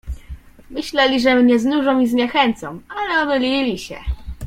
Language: Polish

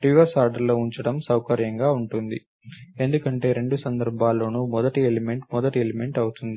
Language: Telugu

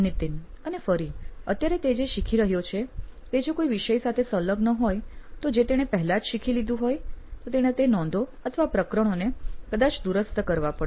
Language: Gujarati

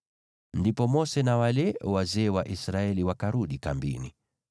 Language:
Swahili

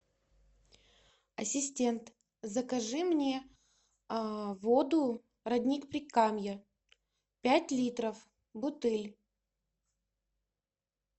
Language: Russian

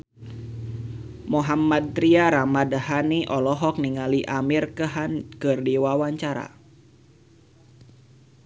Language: Sundanese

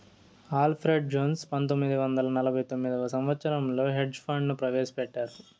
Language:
Telugu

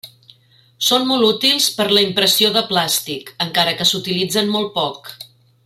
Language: Catalan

